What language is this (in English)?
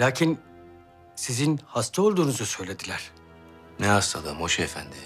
Turkish